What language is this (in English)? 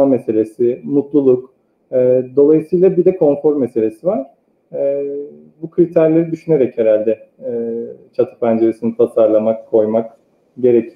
Turkish